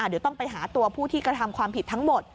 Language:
Thai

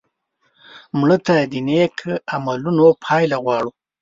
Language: Pashto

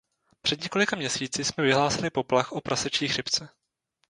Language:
Czech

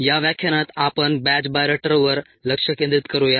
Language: Marathi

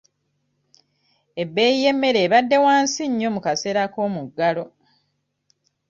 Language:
Ganda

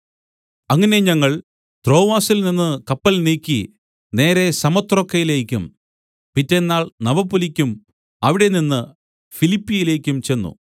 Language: Malayalam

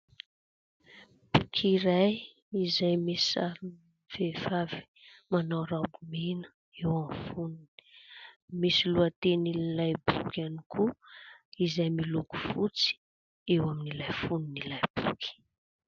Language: Malagasy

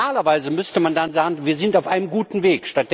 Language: German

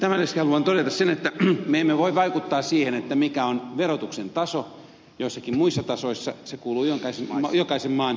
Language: Finnish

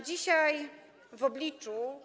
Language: Polish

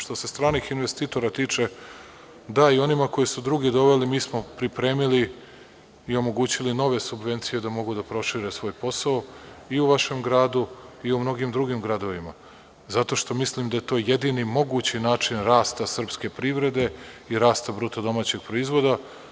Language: Serbian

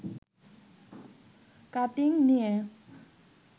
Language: Bangla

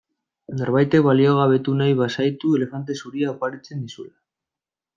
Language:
Basque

